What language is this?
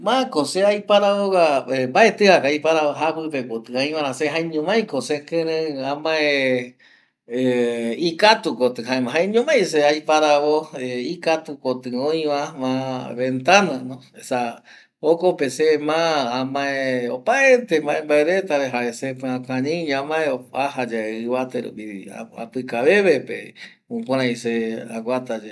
Eastern Bolivian Guaraní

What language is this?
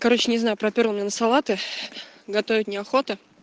Russian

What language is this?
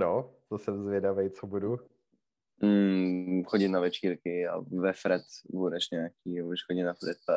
Czech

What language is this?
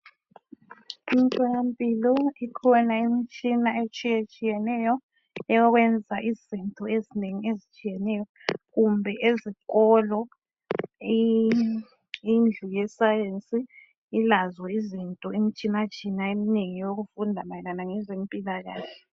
North Ndebele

